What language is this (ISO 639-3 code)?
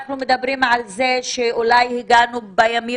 heb